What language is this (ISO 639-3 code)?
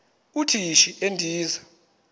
xho